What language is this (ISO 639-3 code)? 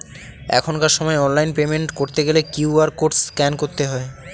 ben